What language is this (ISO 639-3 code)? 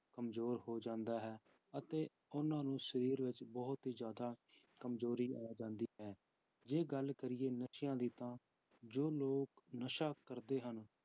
pan